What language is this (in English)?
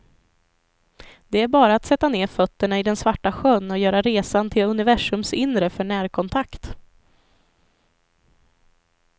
Swedish